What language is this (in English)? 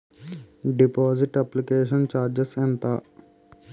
Telugu